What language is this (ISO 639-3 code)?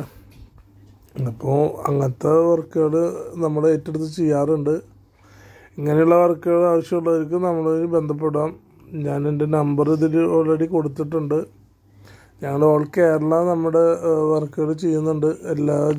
ara